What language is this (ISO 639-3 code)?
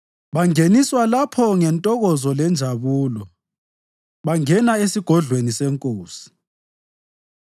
nde